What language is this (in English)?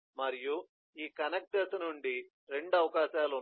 Telugu